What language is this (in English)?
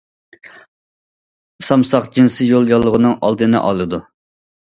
Uyghur